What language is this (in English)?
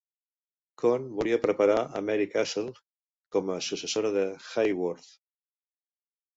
Catalan